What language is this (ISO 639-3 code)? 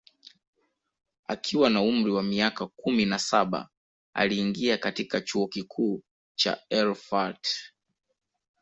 swa